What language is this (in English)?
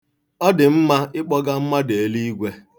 Igbo